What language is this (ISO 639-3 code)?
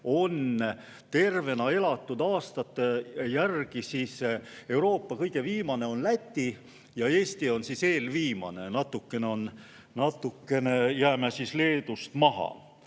est